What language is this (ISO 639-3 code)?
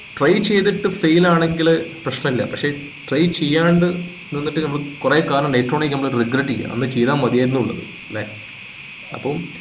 mal